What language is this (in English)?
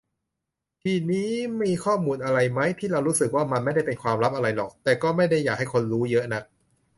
Thai